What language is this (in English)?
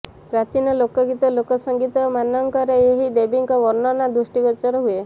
Odia